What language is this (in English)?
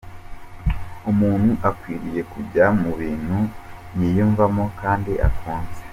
Kinyarwanda